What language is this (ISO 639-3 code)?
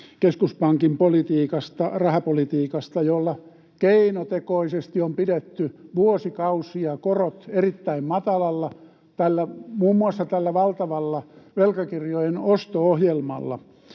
fin